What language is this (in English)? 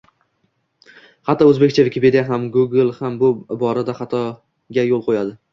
Uzbek